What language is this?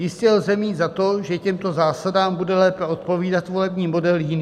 Czech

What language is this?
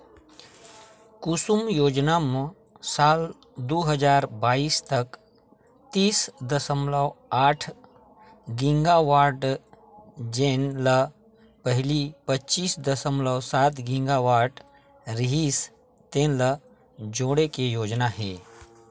Chhattisgarhi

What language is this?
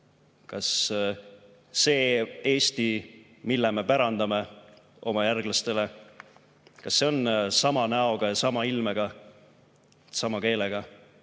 Estonian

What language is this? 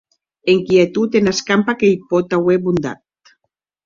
Occitan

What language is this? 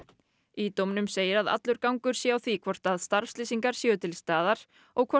Icelandic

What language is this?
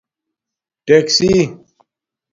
Domaaki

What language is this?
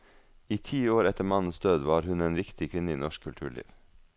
Norwegian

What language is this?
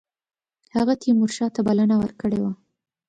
Pashto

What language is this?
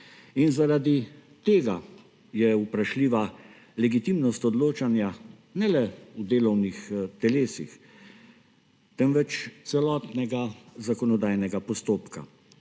Slovenian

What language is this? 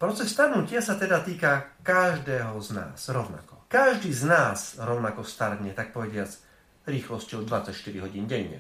Slovak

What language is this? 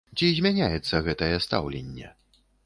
Belarusian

